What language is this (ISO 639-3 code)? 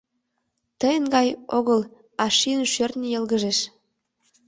chm